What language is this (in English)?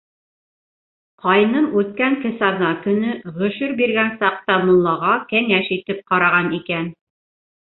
Bashkir